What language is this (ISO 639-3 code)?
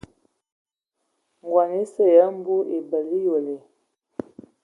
ewo